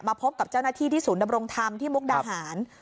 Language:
Thai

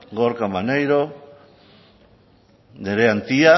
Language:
Basque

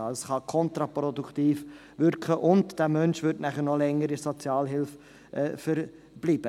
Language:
Swiss German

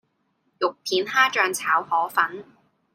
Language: Cantonese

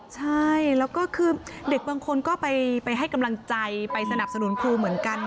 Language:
Thai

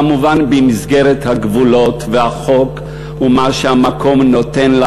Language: Hebrew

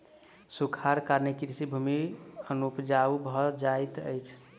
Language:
Maithili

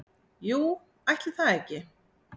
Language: Icelandic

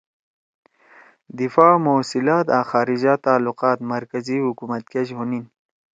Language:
Torwali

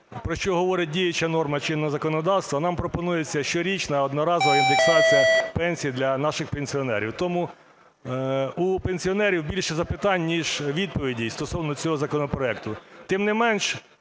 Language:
Ukrainian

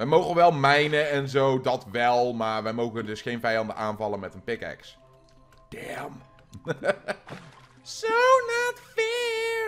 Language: Dutch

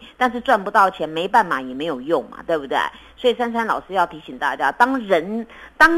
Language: Chinese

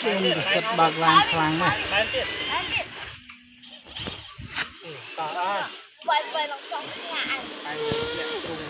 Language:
Vietnamese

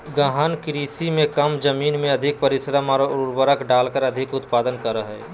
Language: Magahi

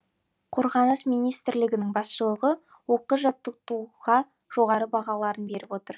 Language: Kazakh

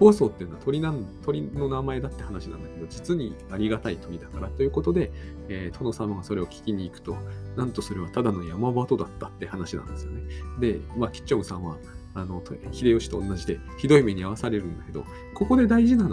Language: Japanese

